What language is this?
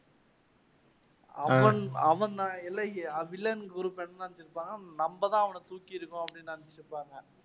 Tamil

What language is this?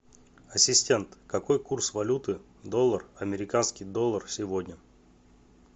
Russian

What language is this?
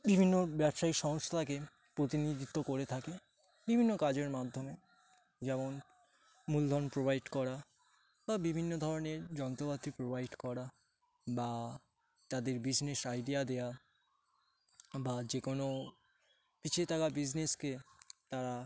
Bangla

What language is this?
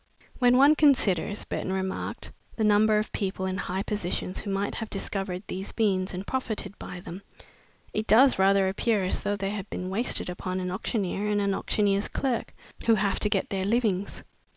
English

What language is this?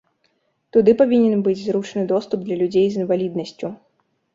Belarusian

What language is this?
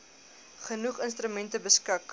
Afrikaans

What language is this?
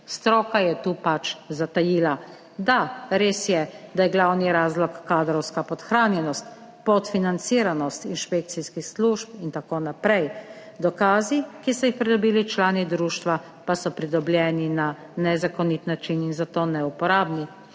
Slovenian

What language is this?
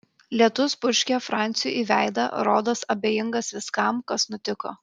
Lithuanian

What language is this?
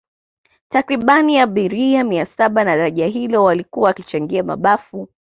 Swahili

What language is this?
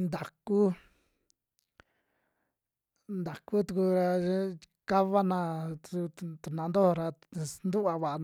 Western Juxtlahuaca Mixtec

